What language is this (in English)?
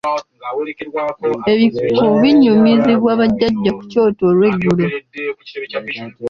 Ganda